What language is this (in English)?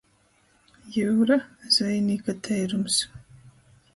Latgalian